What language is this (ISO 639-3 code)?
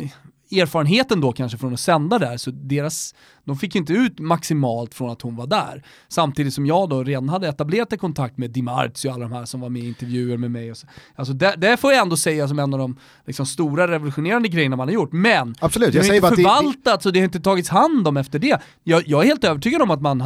swe